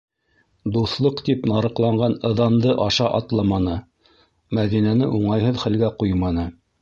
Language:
Bashkir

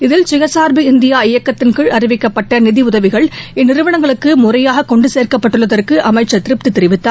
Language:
Tamil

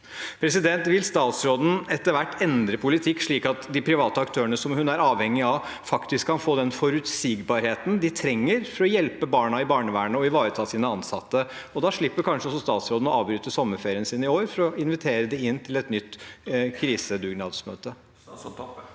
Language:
Norwegian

